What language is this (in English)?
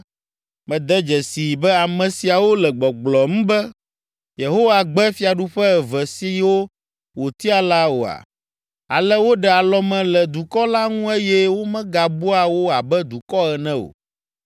Ewe